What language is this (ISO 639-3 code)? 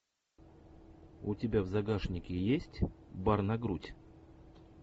rus